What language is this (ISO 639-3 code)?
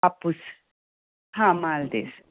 kok